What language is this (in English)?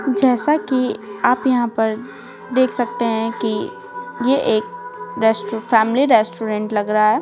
Hindi